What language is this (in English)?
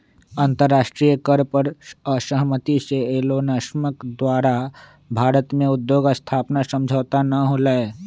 Magahi